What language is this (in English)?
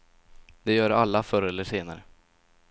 Swedish